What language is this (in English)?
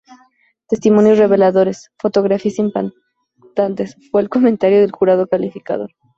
Spanish